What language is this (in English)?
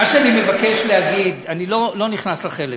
Hebrew